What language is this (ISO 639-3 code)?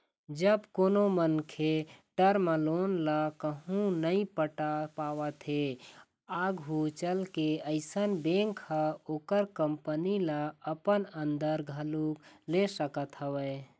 hne